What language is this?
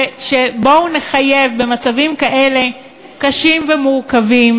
Hebrew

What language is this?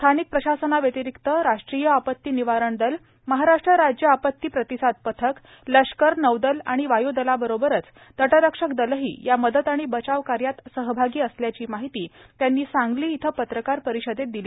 Marathi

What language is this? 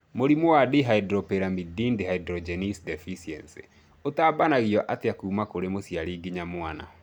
Kikuyu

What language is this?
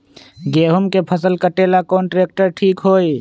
Magahi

